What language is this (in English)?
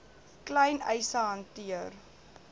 Afrikaans